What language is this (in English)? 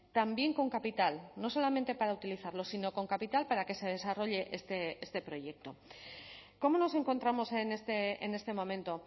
Spanish